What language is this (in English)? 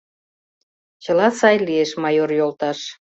Mari